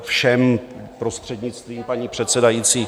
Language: Czech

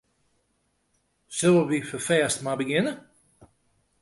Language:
Western Frisian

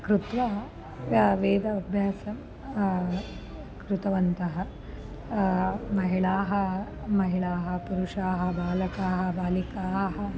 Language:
Sanskrit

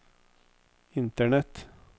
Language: Norwegian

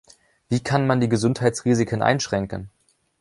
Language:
German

